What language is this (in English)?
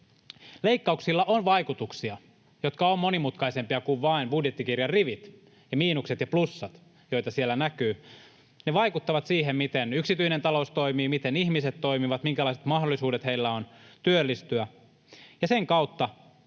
Finnish